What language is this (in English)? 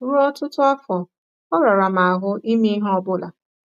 Igbo